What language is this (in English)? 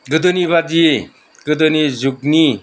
Bodo